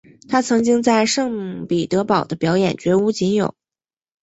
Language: Chinese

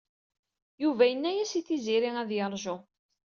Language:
Kabyle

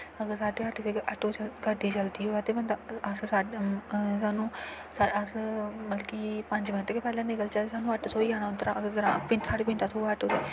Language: Dogri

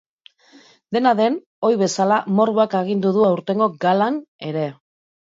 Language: Basque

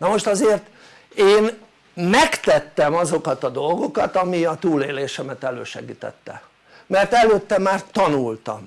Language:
Hungarian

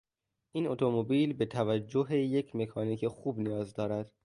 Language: Persian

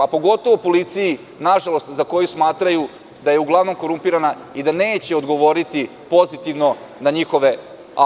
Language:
Serbian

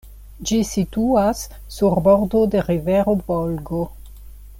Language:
Esperanto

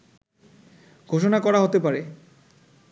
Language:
Bangla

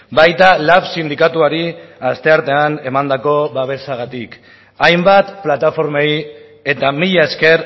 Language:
Basque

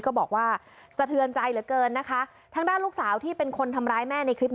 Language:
Thai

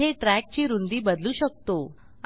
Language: Marathi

